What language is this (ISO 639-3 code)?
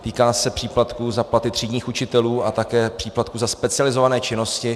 ces